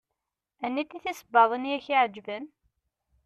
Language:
Kabyle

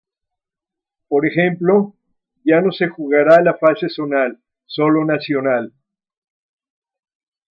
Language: Spanish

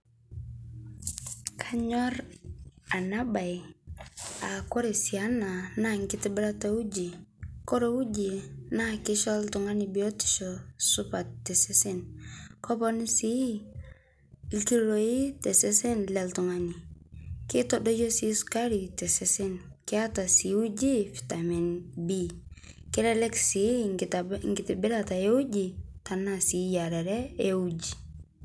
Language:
Masai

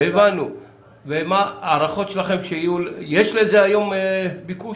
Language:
Hebrew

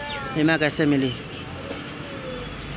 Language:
Bhojpuri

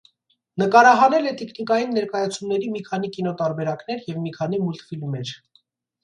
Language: Armenian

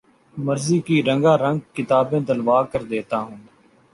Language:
Urdu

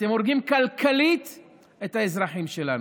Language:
Hebrew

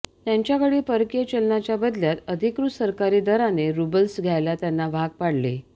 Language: Marathi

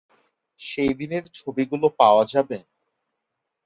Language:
Bangla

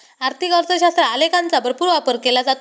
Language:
Marathi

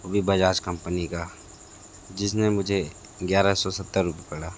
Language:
Hindi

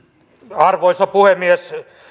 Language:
Finnish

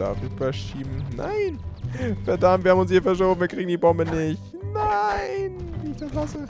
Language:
German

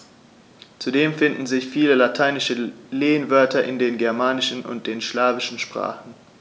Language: German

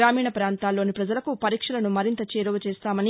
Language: Telugu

